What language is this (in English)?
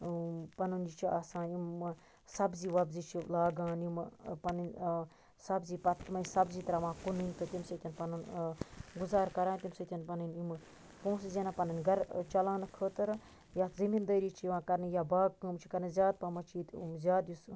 Kashmiri